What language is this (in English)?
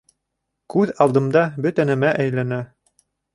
Bashkir